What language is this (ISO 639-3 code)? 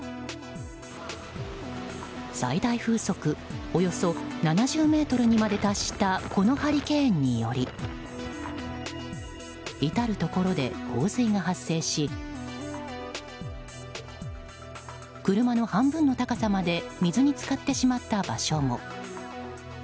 jpn